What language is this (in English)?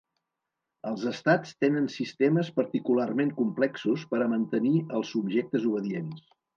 Catalan